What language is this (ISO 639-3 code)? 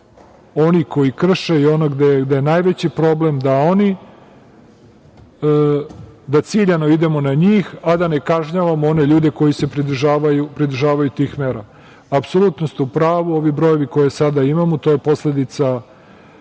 srp